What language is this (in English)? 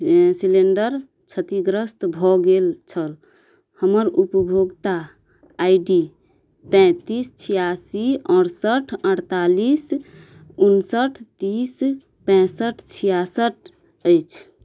Maithili